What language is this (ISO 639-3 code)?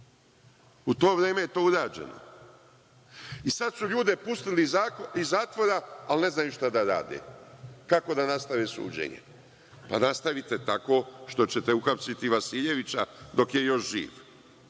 srp